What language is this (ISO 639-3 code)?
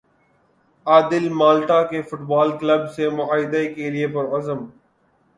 urd